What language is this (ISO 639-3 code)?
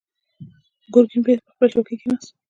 pus